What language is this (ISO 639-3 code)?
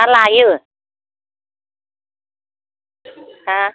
brx